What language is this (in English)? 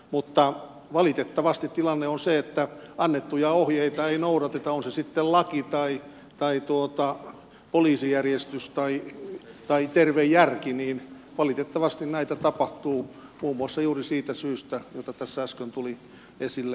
Finnish